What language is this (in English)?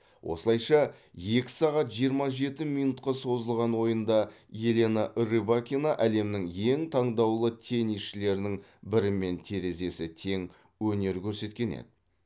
Kazakh